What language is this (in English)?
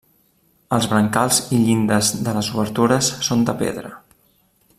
Catalan